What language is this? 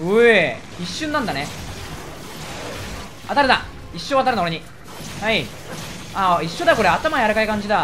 Japanese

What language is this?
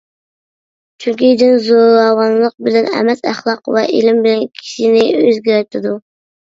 Uyghur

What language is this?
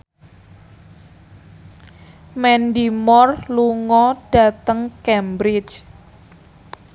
Javanese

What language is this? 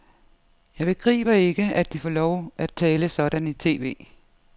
Danish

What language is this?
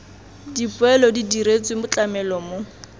Tswana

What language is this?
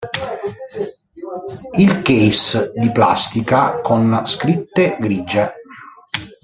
Italian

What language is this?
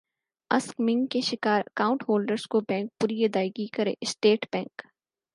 Urdu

